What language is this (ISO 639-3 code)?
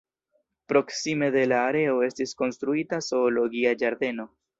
epo